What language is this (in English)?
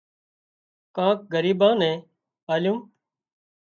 Wadiyara Koli